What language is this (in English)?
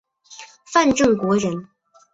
Chinese